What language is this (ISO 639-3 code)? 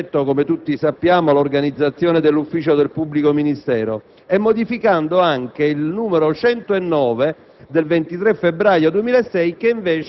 ita